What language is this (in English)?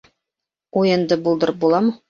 Bashkir